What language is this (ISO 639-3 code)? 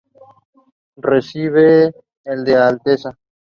spa